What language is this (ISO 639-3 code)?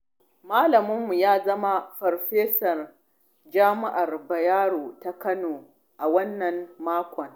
hau